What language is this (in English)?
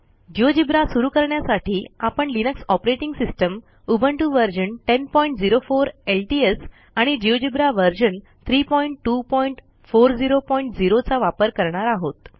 Marathi